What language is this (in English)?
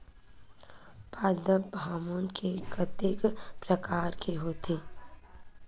Chhattisgarhi